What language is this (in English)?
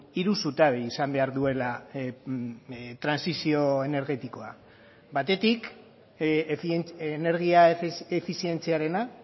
Basque